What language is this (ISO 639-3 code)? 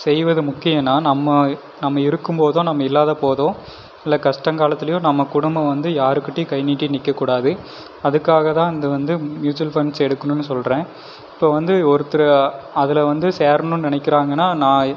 tam